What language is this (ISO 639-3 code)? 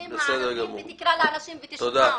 heb